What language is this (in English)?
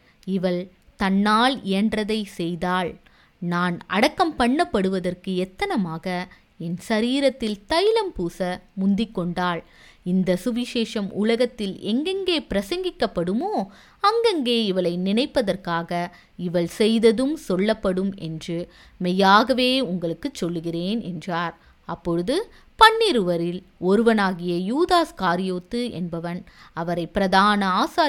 Tamil